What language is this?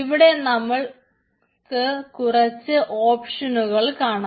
Malayalam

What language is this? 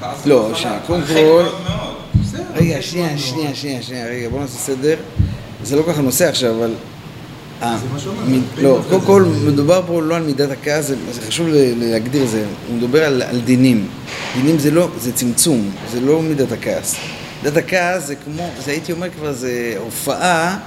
Hebrew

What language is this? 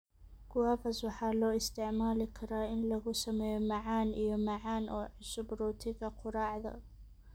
Somali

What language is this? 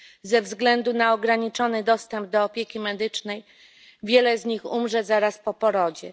Polish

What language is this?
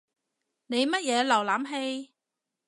Cantonese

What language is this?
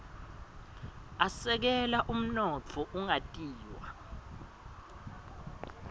Swati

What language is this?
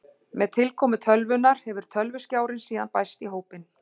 Icelandic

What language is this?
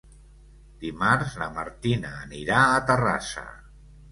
Catalan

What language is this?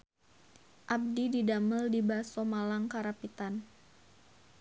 Sundanese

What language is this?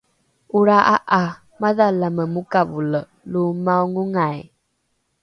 Rukai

